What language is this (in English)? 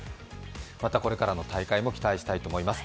Japanese